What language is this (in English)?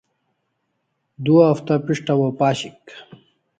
Kalasha